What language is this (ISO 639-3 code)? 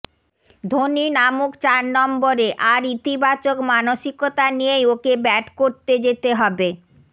ben